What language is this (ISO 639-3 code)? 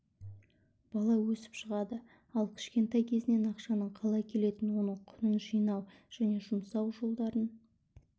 kaz